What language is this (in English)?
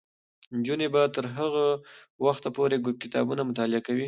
Pashto